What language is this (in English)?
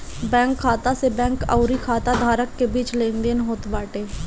Bhojpuri